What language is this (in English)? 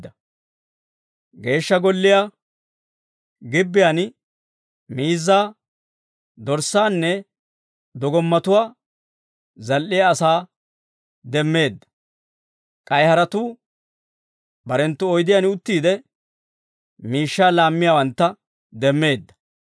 Dawro